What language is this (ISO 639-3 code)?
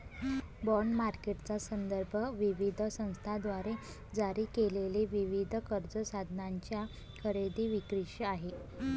mar